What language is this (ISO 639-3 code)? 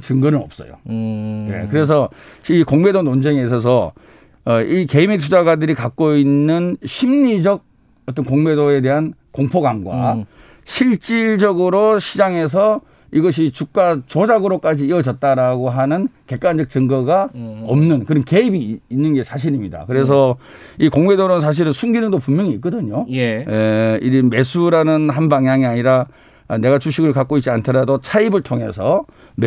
kor